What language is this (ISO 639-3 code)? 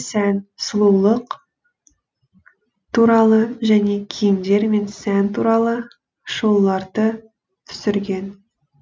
kaz